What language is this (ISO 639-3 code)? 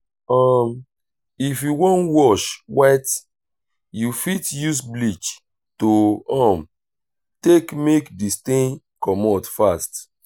pcm